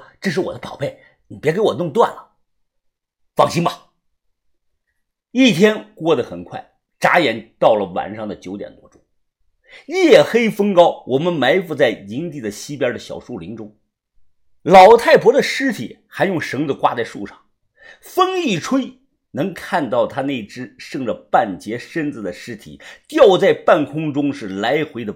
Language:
Chinese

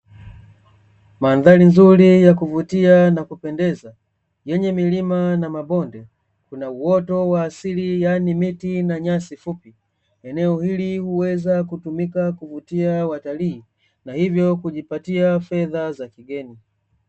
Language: Swahili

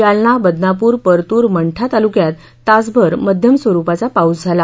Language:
Marathi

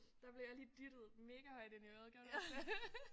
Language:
Danish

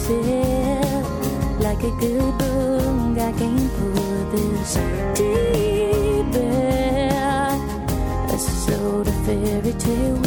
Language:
Turkish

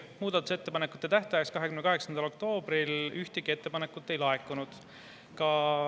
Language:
Estonian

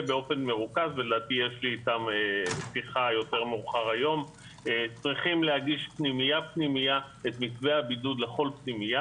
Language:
Hebrew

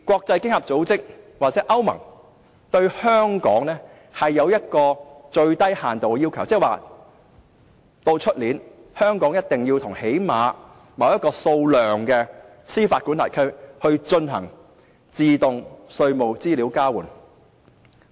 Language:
Cantonese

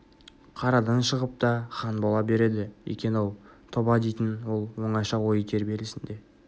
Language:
Kazakh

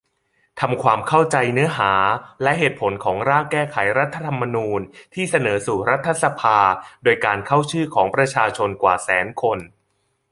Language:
Thai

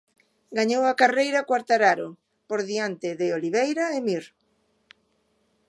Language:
Galician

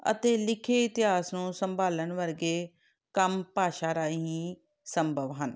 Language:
Punjabi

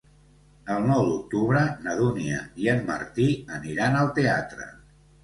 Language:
Catalan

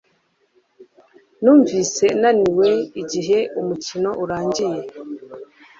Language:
Kinyarwanda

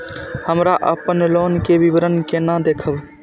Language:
Maithili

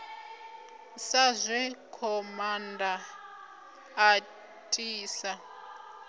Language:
Venda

